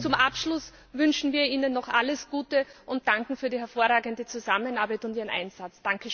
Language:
German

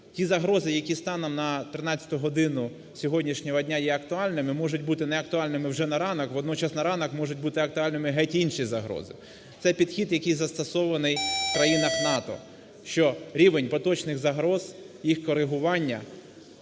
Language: Ukrainian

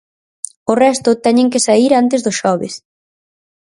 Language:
Galician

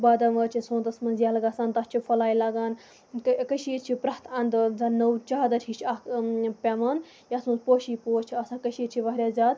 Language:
Kashmiri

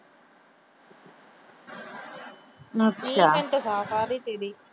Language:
Punjabi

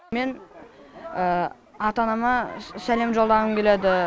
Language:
Kazakh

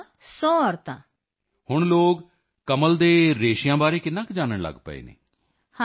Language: Punjabi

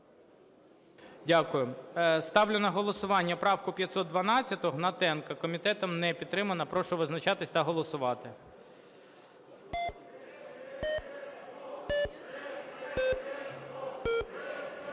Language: Ukrainian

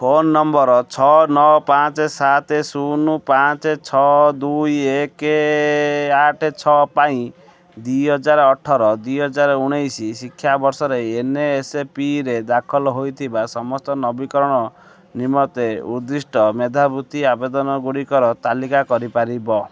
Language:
Odia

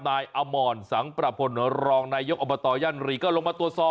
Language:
Thai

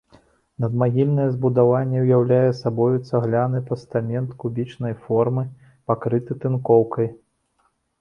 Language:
Belarusian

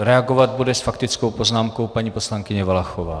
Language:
Czech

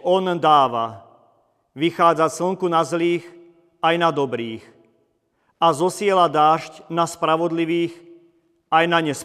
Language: Slovak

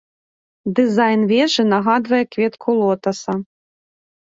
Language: Belarusian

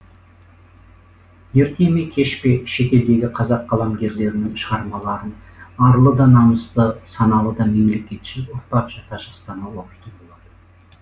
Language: Kazakh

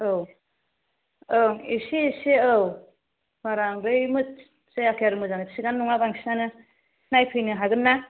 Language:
Bodo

